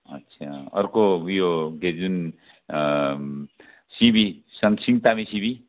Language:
Nepali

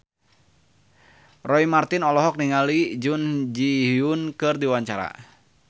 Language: Sundanese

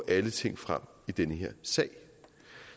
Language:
Danish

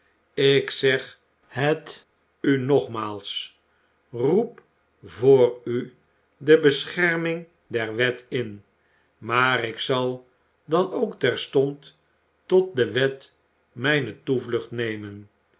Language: Dutch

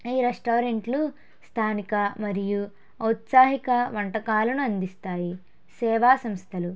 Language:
Telugu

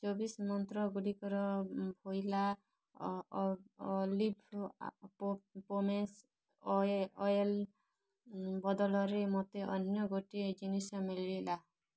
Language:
Odia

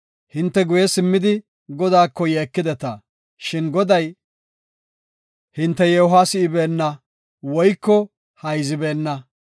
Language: Gofa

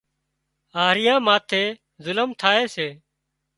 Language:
Wadiyara Koli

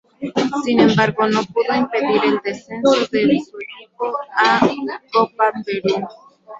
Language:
Spanish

